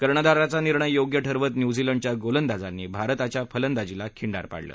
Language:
Marathi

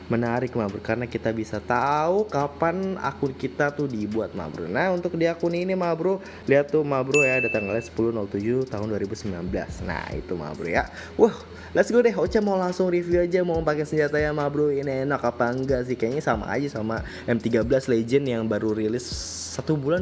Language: Indonesian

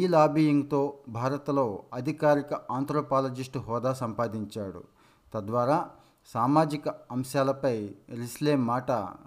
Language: Telugu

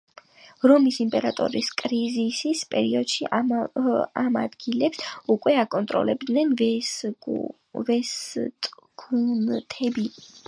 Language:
Georgian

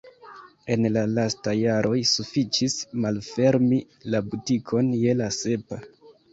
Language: Esperanto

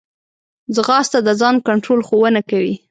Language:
Pashto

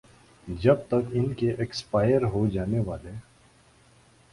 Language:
Urdu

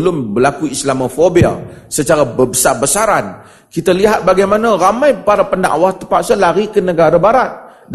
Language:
Malay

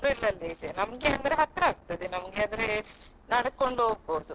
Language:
Kannada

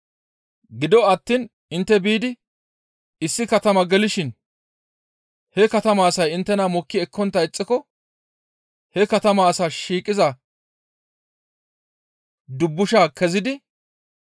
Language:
Gamo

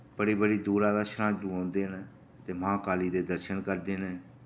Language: Dogri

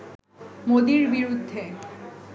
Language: Bangla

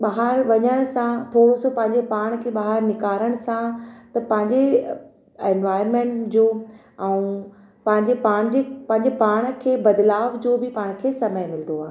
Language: Sindhi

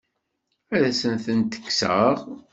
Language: Kabyle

